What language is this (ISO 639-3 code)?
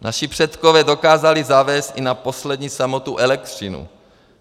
ces